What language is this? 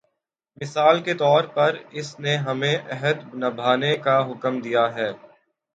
Urdu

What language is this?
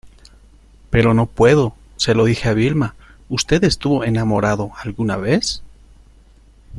Spanish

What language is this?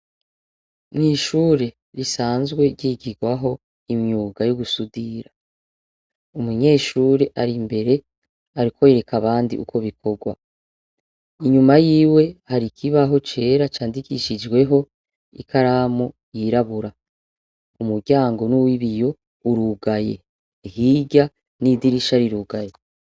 Rundi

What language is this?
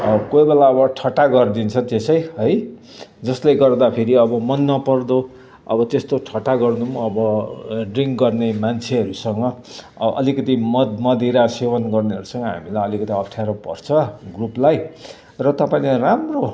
Nepali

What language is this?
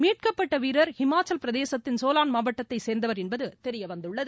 Tamil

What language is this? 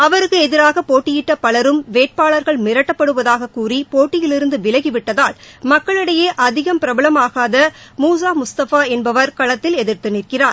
Tamil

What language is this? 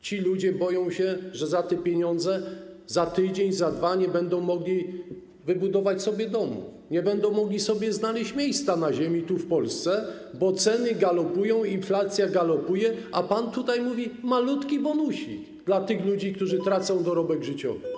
Polish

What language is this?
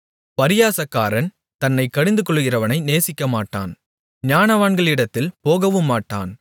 Tamil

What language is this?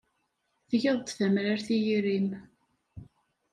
Kabyle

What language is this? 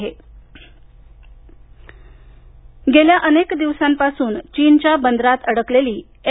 Marathi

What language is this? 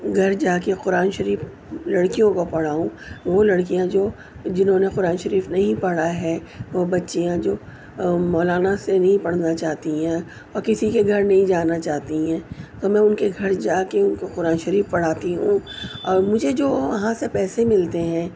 Urdu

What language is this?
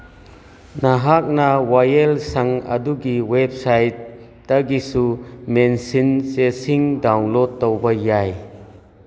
Manipuri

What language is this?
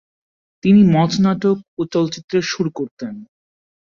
Bangla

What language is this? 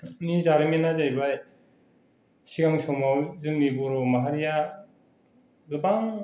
Bodo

